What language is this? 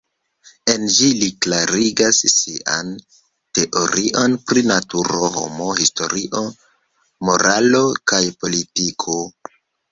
Esperanto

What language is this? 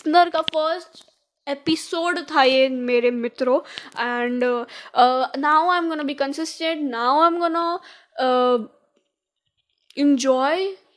Hindi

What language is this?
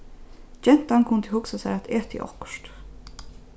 Faroese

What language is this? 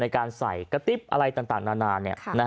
Thai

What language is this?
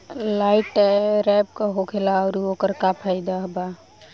Bhojpuri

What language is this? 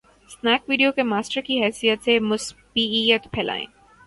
Urdu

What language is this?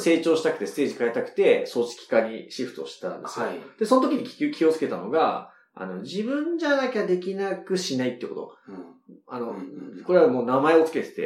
Japanese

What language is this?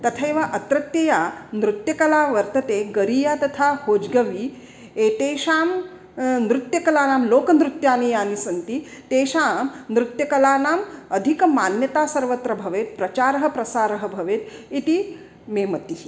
Sanskrit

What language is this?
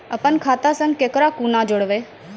Maithili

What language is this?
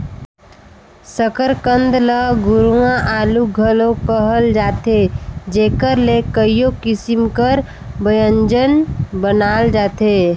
Chhattisgarhi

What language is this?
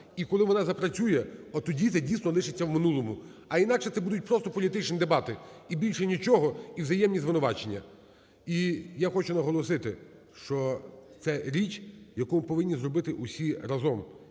Ukrainian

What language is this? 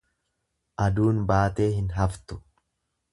Oromo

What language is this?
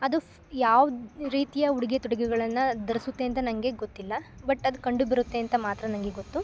Kannada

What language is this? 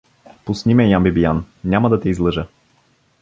Bulgarian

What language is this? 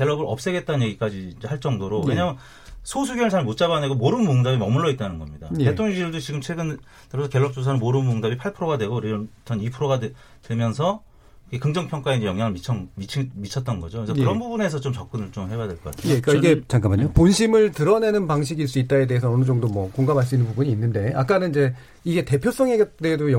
Korean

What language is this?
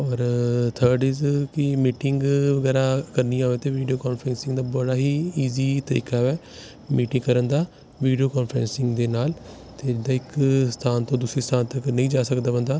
Punjabi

